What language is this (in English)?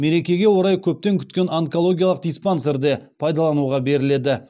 Kazakh